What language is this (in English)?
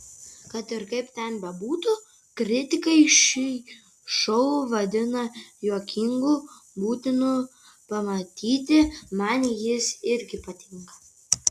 Lithuanian